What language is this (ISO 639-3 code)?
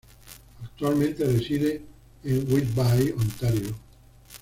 spa